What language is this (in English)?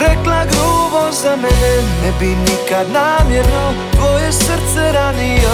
Croatian